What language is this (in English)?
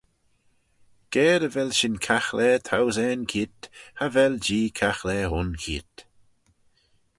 Manx